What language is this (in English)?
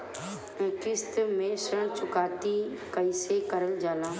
Bhojpuri